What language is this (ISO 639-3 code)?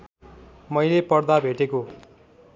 nep